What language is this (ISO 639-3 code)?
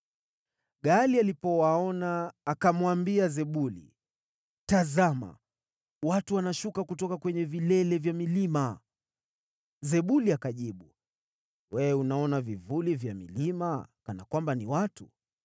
swa